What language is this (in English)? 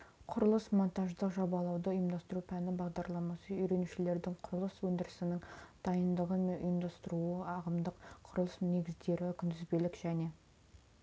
Kazakh